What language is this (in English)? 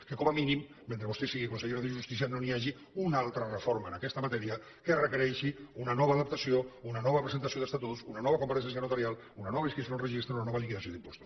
Catalan